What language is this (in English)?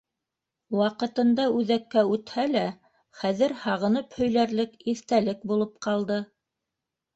Bashkir